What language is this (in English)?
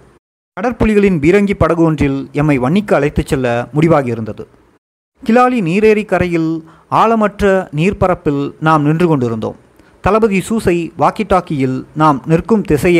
Tamil